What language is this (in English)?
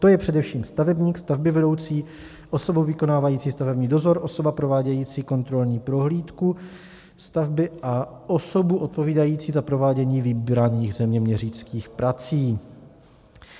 Czech